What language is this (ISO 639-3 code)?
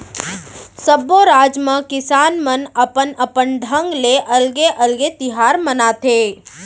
hne